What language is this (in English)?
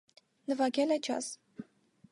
Armenian